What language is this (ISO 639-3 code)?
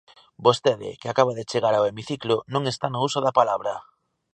glg